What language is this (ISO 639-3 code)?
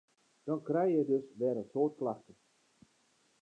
fry